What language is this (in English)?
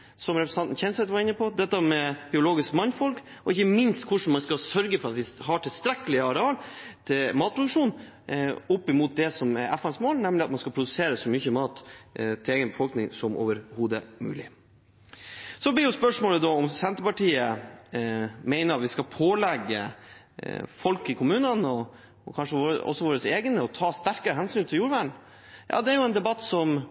Norwegian Bokmål